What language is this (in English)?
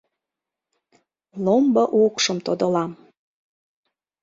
Mari